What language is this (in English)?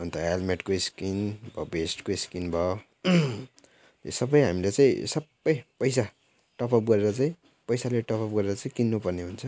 Nepali